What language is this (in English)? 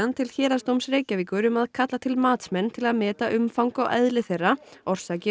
Icelandic